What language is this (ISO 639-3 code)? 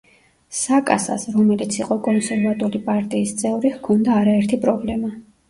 kat